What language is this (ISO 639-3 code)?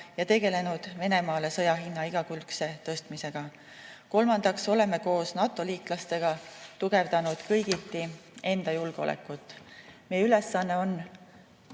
est